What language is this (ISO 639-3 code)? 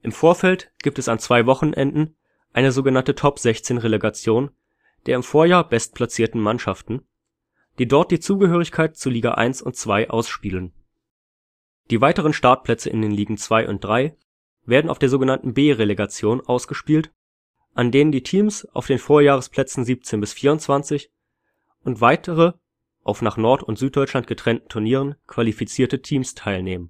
deu